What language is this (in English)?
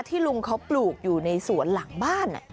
Thai